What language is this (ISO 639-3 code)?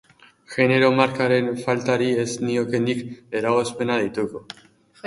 eus